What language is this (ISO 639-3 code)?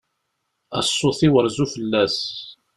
kab